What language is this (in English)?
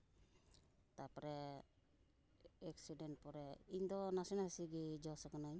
Santali